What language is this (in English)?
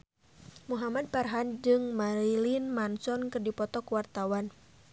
Sundanese